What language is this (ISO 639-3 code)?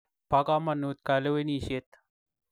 kln